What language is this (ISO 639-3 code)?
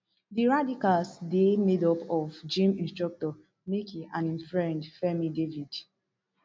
pcm